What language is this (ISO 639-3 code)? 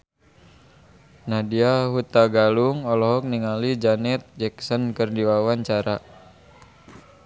sun